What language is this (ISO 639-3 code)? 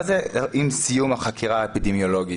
heb